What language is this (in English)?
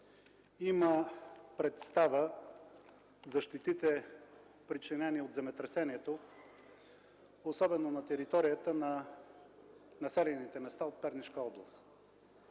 Bulgarian